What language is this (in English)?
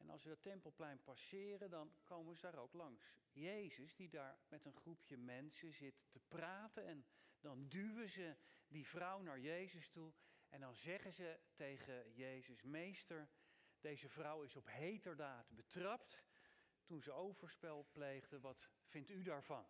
Dutch